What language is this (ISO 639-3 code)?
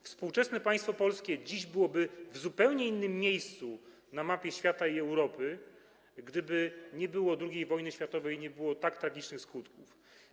pol